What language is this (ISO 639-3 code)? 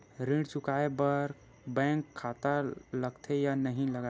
hne